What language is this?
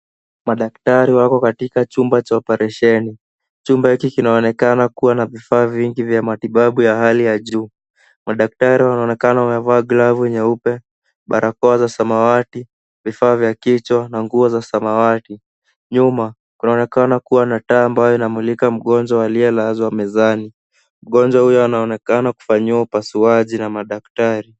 Swahili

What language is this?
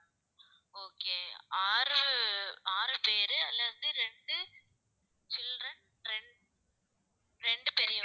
Tamil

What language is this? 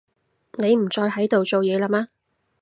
Cantonese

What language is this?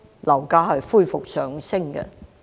Cantonese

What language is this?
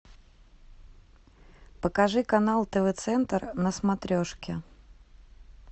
Russian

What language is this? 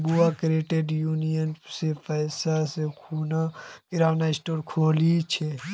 Magahi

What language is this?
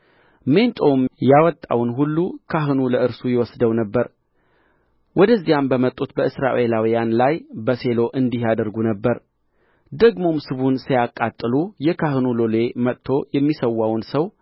Amharic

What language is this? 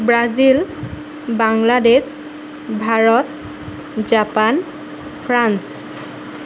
Assamese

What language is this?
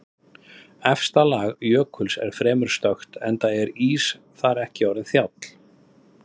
Icelandic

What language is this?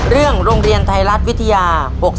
Thai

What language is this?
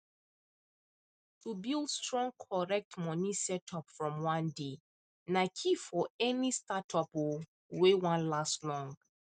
Nigerian Pidgin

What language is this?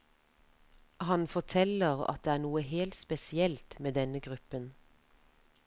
Norwegian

